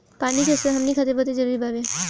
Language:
Bhojpuri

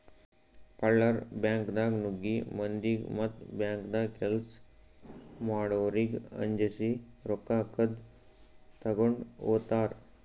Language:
Kannada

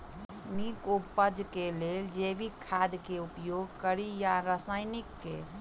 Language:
Maithili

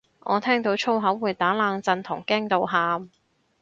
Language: Cantonese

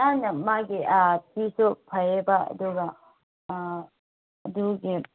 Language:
Manipuri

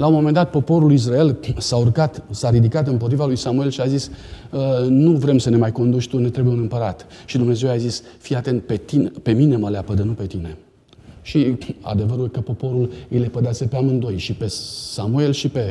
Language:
Romanian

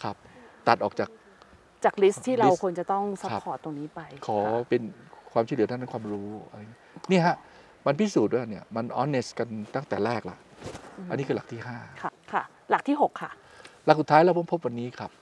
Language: Thai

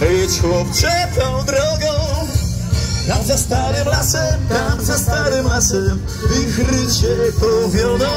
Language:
Polish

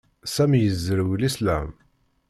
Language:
Kabyle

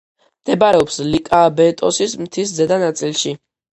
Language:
Georgian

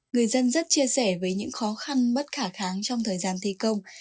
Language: Vietnamese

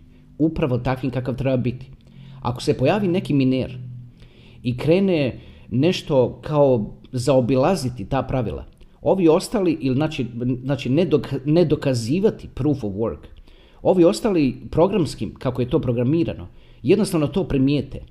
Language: Croatian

